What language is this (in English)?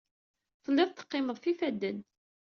Kabyle